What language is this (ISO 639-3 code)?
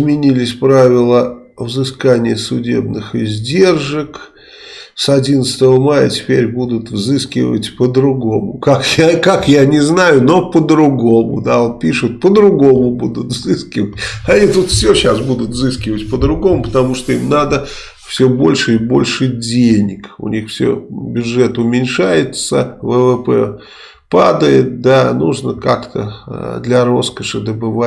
rus